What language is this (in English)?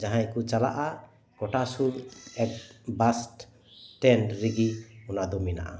Santali